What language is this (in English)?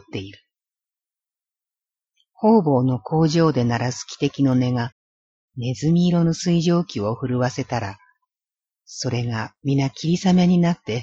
Japanese